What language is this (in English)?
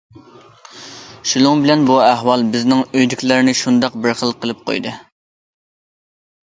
Uyghur